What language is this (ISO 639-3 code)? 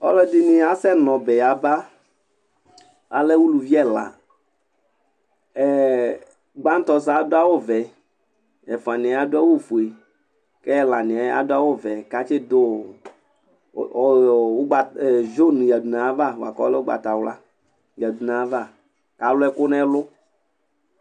kpo